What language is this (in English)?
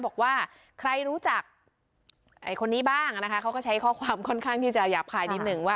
Thai